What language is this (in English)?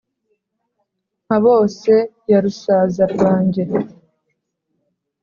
Kinyarwanda